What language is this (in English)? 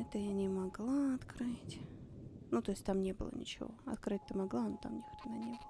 Russian